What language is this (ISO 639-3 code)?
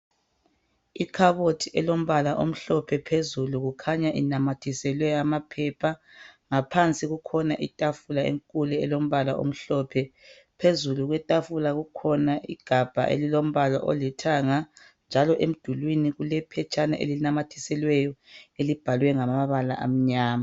nde